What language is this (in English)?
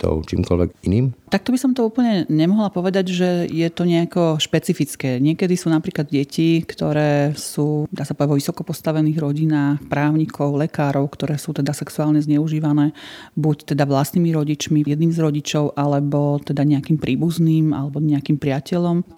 Slovak